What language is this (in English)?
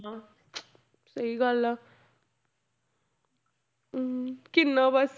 Punjabi